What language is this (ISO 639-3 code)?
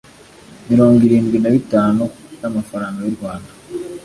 kin